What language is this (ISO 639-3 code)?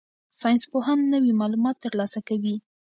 pus